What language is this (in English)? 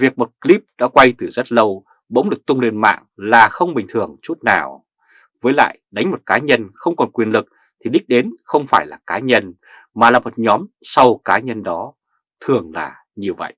Vietnamese